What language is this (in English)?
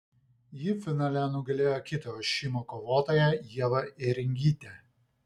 Lithuanian